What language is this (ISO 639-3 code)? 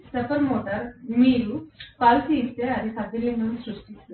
tel